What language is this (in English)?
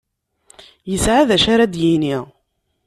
Kabyle